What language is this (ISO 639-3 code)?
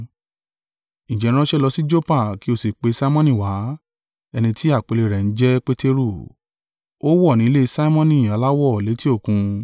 yor